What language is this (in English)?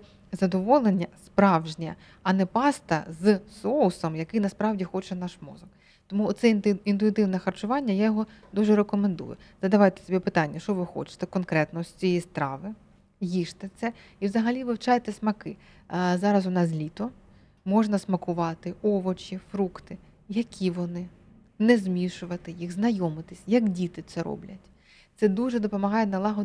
Ukrainian